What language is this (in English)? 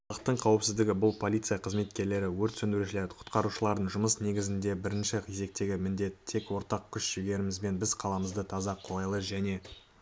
Kazakh